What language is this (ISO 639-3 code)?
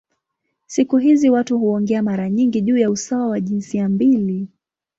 swa